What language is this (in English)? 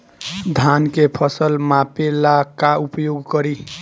Bhojpuri